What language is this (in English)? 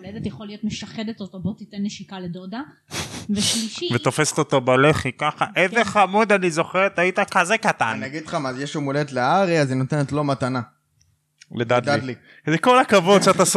Hebrew